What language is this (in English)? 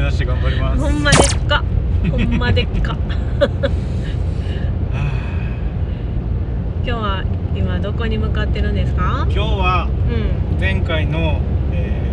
Japanese